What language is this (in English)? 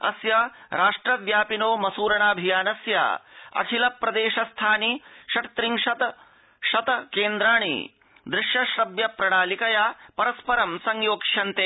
Sanskrit